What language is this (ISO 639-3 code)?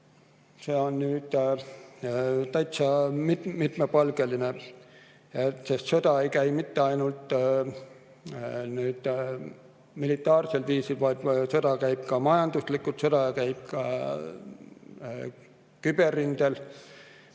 est